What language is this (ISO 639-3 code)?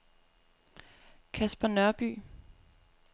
dan